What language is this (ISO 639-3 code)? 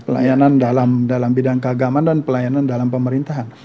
ind